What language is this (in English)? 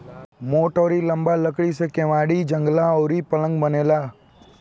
Bhojpuri